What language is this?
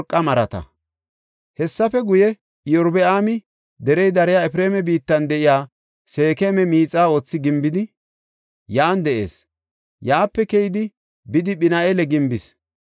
Gofa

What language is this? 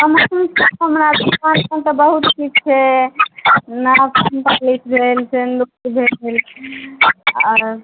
Maithili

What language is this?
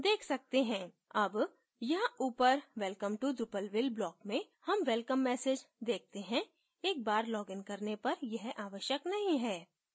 Hindi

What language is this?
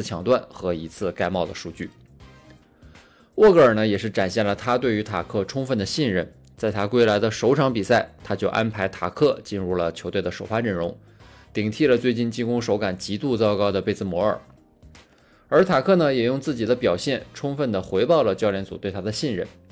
Chinese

